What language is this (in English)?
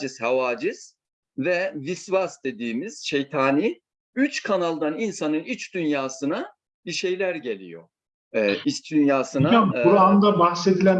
Turkish